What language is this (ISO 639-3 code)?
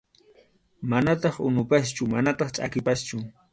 qxu